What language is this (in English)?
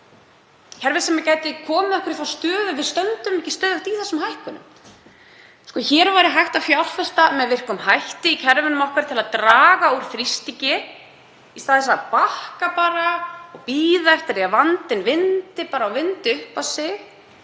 Icelandic